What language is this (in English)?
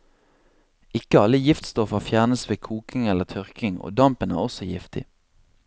Norwegian